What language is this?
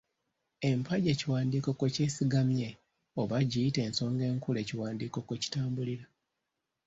Ganda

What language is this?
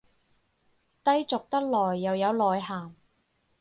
Cantonese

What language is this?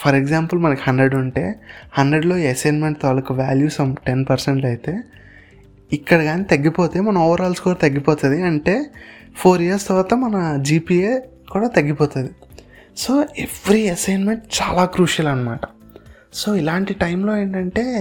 Telugu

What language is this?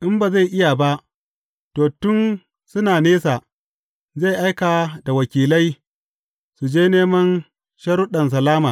Hausa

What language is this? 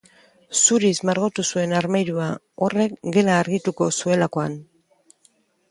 Basque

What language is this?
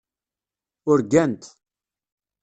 Kabyle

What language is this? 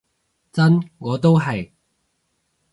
Cantonese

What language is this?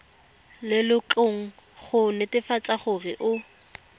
Tswana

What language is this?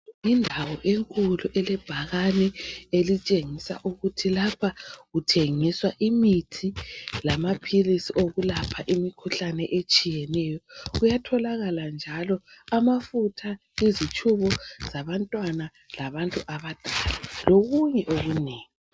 North Ndebele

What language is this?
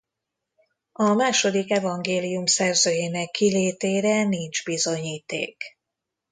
Hungarian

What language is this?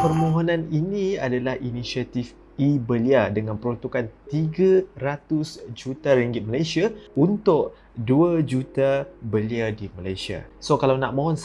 Malay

